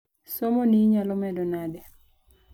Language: Luo (Kenya and Tanzania)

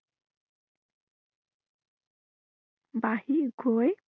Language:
Assamese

